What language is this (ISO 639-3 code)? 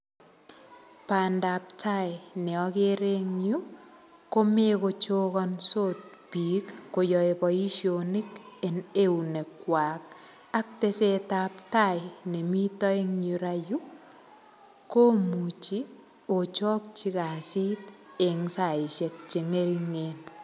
kln